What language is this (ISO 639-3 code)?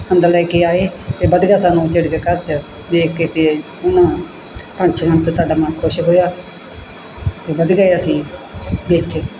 pan